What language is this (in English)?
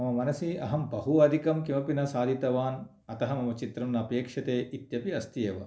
Sanskrit